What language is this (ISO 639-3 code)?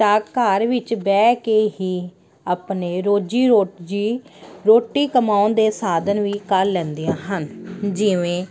pan